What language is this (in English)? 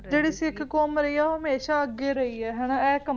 Punjabi